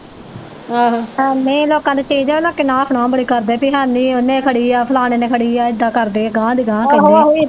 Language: Punjabi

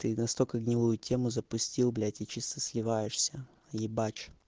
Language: Russian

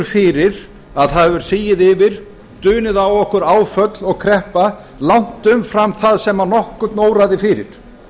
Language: Icelandic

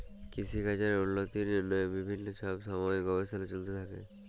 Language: Bangla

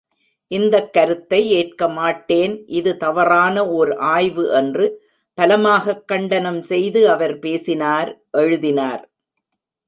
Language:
Tamil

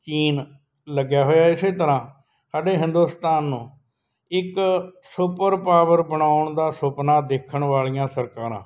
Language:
Punjabi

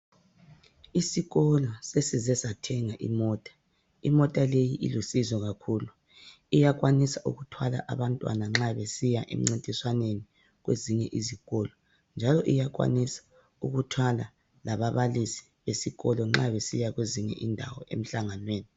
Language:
North Ndebele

